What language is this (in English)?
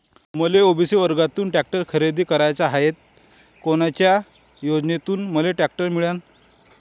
Marathi